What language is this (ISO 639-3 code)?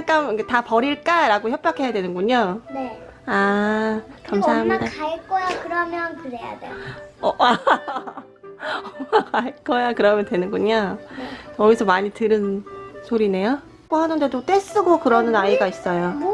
kor